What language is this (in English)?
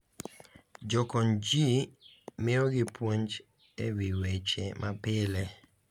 Luo (Kenya and Tanzania)